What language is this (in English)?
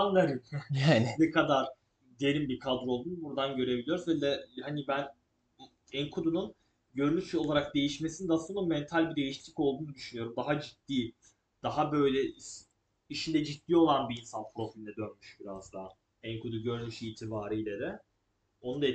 Turkish